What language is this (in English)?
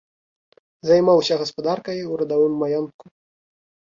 Belarusian